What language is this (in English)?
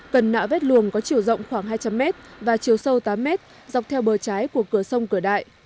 Vietnamese